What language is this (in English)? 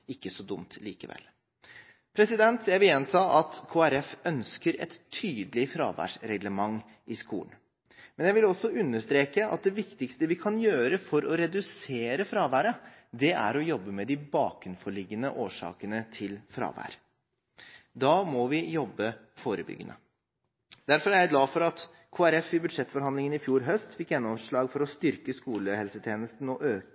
Norwegian Bokmål